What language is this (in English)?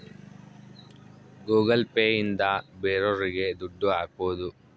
Kannada